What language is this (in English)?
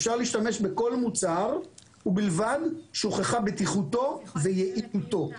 Hebrew